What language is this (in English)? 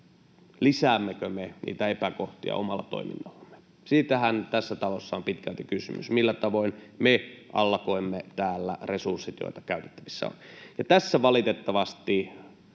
Finnish